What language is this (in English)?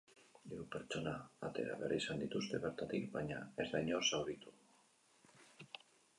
Basque